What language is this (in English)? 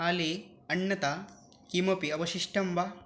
Sanskrit